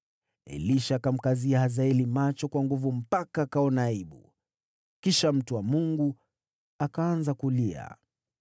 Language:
Swahili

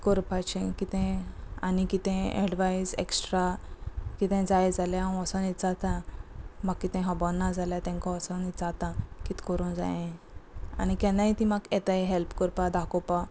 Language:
Konkani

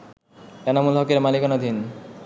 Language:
Bangla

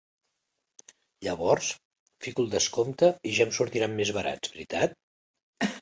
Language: Catalan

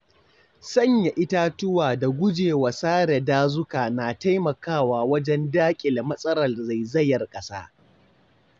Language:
Hausa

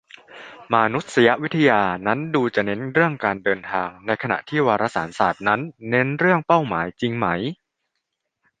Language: Thai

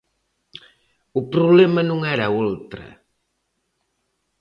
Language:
Galician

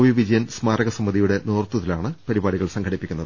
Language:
Malayalam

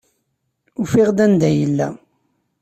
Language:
Kabyle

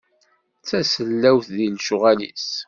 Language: Kabyle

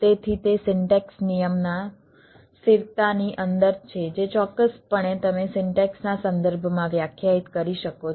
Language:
Gujarati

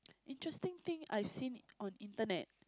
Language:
English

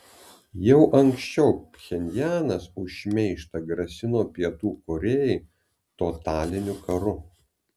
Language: Lithuanian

